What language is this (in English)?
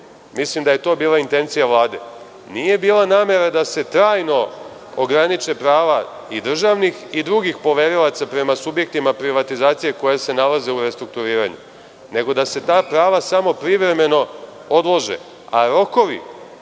Serbian